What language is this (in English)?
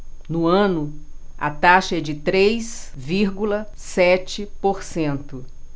Portuguese